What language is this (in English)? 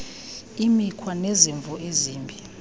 Xhosa